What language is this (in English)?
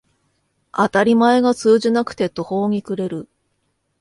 Japanese